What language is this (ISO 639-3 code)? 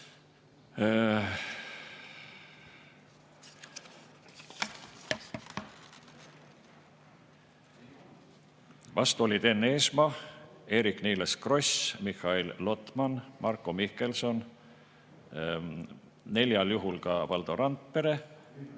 est